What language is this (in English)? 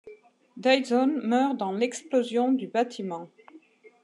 French